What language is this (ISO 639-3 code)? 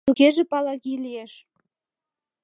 chm